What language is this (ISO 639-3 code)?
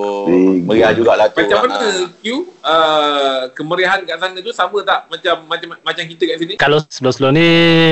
msa